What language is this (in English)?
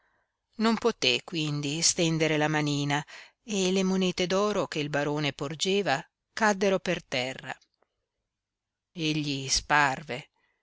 Italian